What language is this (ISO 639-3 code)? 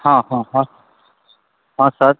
mai